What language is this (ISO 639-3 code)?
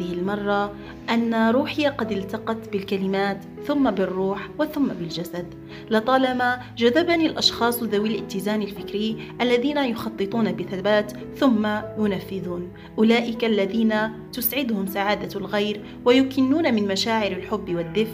ara